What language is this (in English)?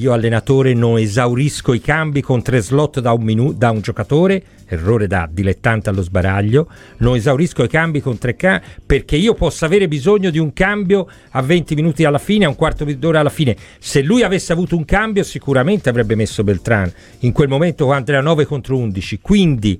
Italian